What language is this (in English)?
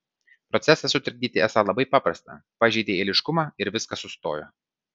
Lithuanian